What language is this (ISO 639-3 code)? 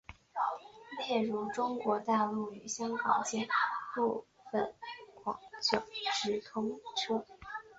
zho